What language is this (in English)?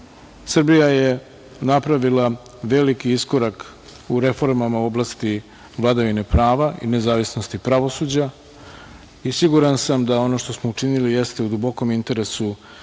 Serbian